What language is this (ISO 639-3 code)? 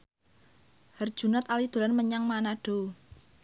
jav